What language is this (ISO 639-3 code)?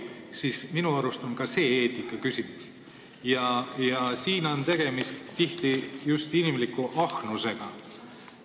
est